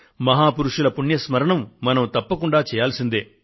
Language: Telugu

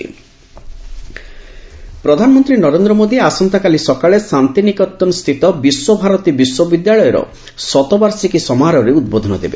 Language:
Odia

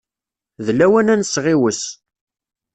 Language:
Kabyle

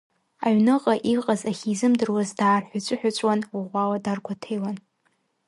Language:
Abkhazian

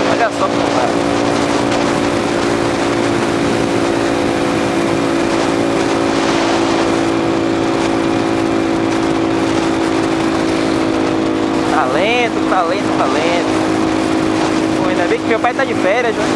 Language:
Portuguese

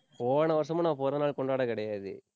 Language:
Tamil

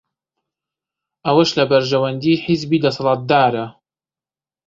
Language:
Central Kurdish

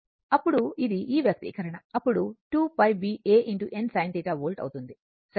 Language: Telugu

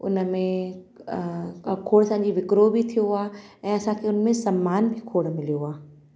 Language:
Sindhi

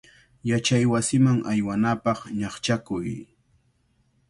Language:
Cajatambo North Lima Quechua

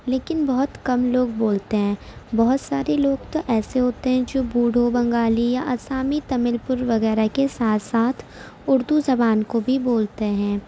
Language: Urdu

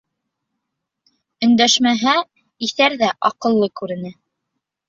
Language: Bashkir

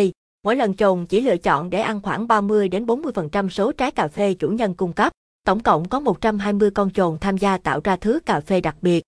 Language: Vietnamese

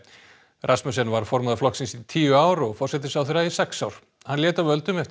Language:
Icelandic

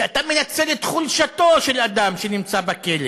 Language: Hebrew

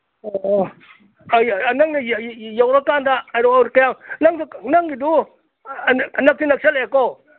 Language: Manipuri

